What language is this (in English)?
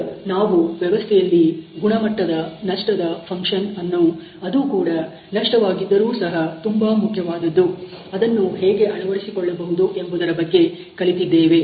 Kannada